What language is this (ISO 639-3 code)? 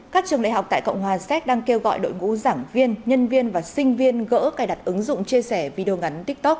vie